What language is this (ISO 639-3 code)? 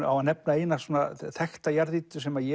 isl